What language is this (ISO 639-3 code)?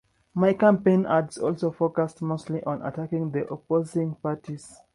eng